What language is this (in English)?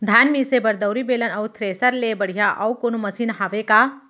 Chhattisgarhi